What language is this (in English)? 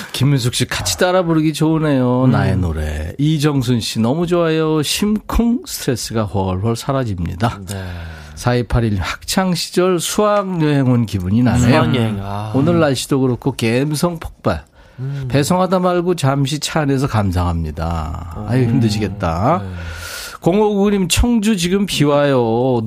Korean